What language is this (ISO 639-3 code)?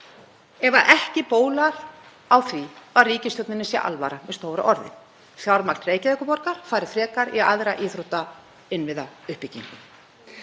isl